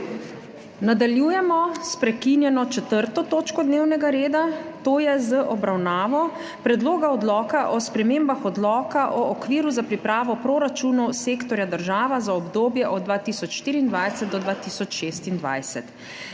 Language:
Slovenian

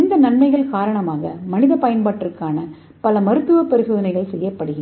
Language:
Tamil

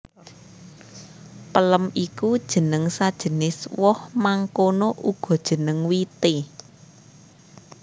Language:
Javanese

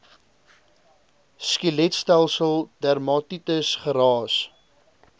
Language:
Afrikaans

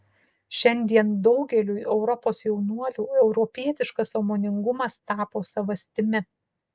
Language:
Lithuanian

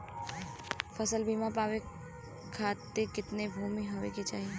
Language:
Bhojpuri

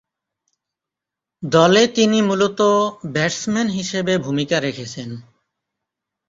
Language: Bangla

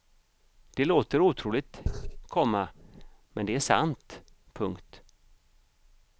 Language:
Swedish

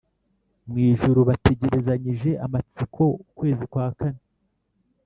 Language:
Kinyarwanda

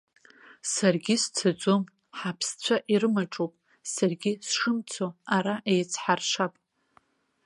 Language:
Abkhazian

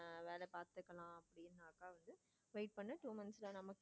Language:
Tamil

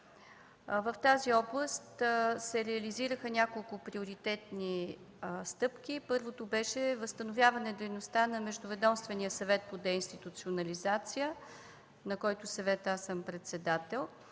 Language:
Bulgarian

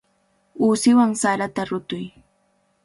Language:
Cajatambo North Lima Quechua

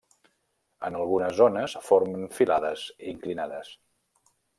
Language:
Catalan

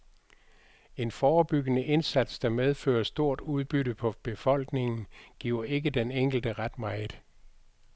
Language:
Danish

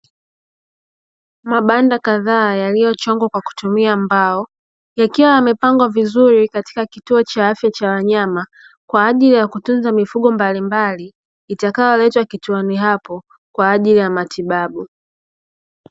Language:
Swahili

